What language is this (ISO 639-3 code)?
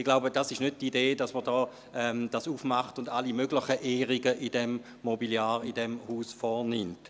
gsw